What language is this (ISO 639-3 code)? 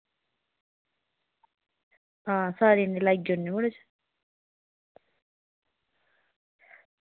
doi